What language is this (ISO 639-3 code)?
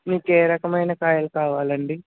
tel